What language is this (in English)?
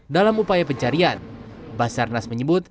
Indonesian